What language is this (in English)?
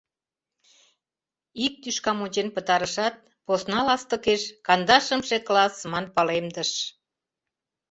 Mari